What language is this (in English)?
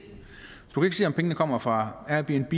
Danish